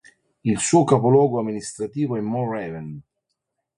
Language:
Italian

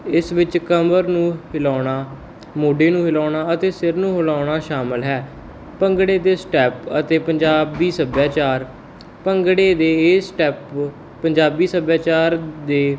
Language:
Punjabi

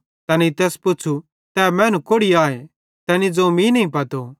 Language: Bhadrawahi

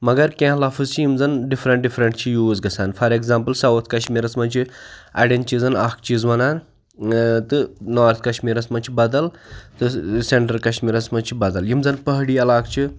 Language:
Kashmiri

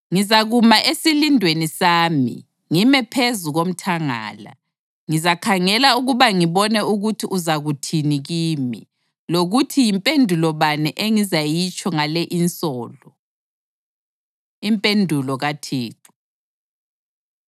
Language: North Ndebele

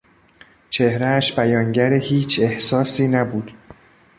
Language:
Persian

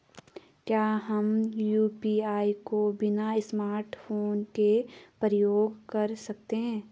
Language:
Hindi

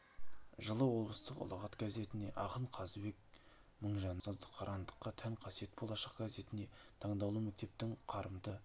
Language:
Kazakh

